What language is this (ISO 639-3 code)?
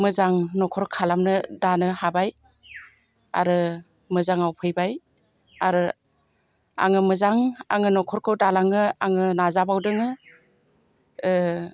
brx